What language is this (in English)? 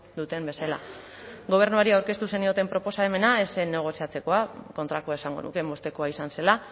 Basque